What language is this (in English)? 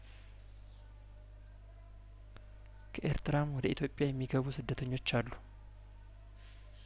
Amharic